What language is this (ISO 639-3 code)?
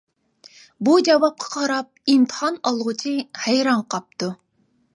uig